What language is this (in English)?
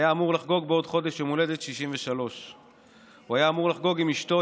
Hebrew